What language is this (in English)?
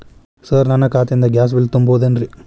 Kannada